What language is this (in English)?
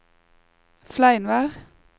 Norwegian